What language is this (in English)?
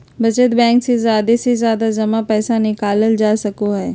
Magahi